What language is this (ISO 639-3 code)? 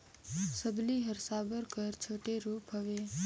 hne